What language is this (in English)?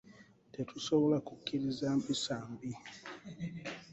Ganda